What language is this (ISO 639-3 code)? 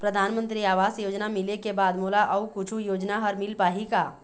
hne